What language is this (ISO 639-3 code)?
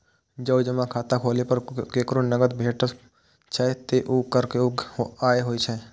mai